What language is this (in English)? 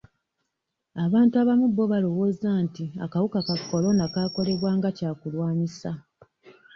Ganda